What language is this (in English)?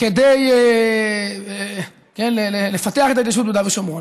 Hebrew